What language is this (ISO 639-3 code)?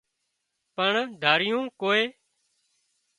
kxp